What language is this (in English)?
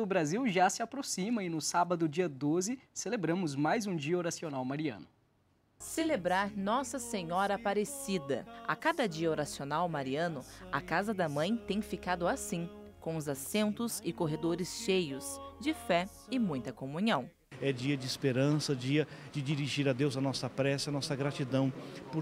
Portuguese